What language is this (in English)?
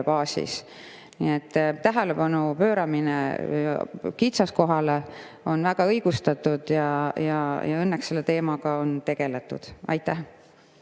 Estonian